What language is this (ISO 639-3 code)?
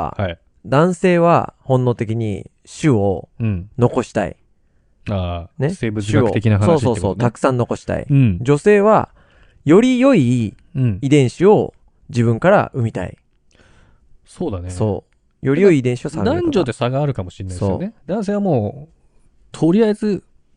jpn